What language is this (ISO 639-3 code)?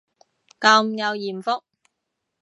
yue